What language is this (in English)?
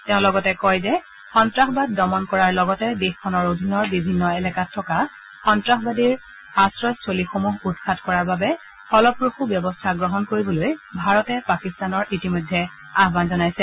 Assamese